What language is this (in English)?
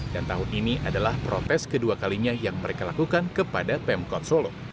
Indonesian